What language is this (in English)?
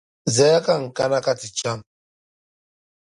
Dagbani